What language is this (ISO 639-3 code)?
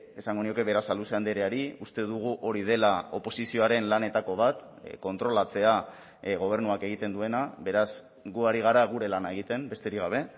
eus